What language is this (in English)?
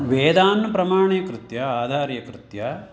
Sanskrit